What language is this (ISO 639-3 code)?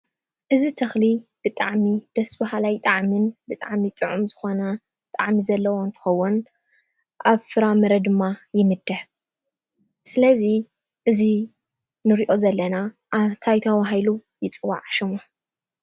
tir